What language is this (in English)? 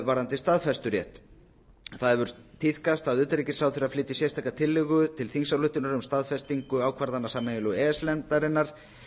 Icelandic